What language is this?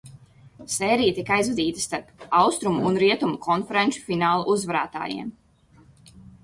Latvian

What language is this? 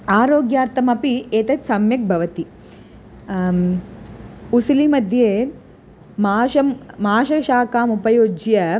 Sanskrit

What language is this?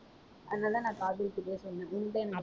Tamil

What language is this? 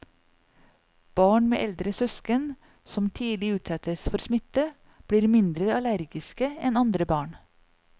Norwegian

